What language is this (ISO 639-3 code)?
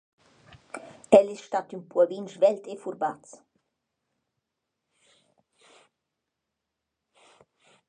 roh